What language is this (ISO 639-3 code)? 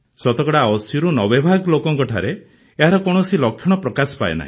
ori